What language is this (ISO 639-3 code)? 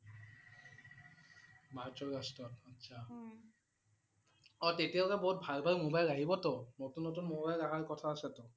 asm